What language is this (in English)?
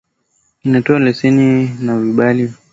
Swahili